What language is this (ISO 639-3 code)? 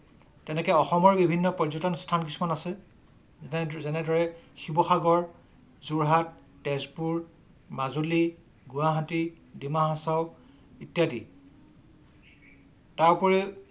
asm